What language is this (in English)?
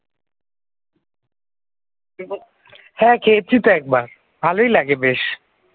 Bangla